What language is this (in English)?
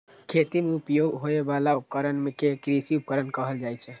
Maithili